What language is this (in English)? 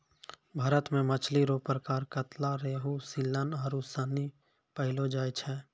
Maithili